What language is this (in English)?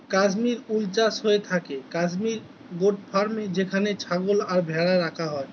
Bangla